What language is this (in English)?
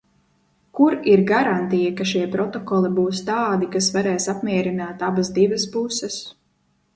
Latvian